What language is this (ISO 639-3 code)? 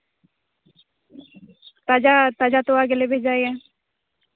sat